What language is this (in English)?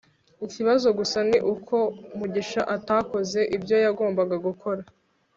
Kinyarwanda